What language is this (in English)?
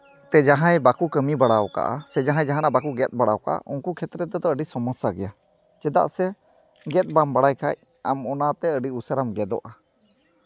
Santali